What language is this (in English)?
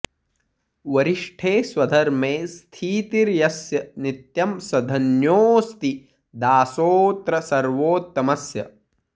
Sanskrit